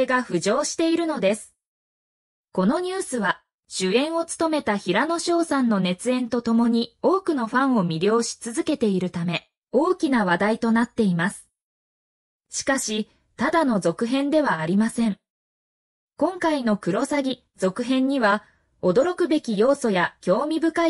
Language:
Japanese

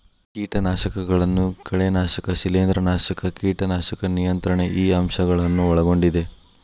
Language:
Kannada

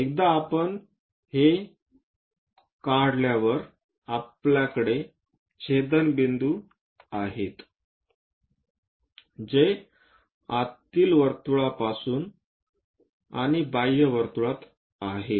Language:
Marathi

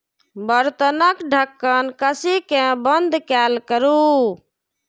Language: Maithili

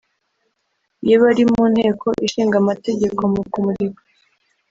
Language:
Kinyarwanda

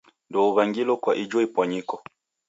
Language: Taita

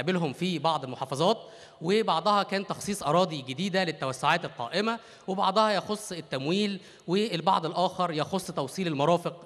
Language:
Arabic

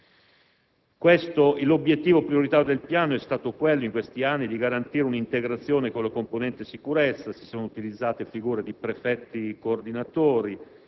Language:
Italian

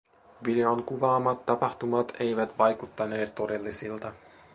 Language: Finnish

